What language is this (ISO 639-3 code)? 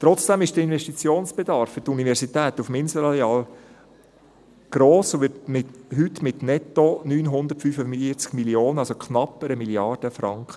gsw